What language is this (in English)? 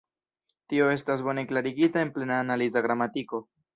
Esperanto